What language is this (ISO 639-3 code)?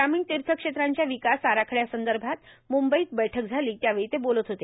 mar